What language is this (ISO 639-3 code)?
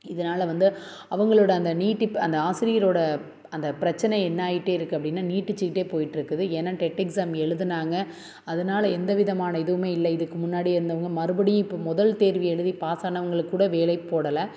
tam